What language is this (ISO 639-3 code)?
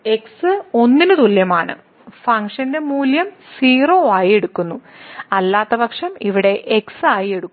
mal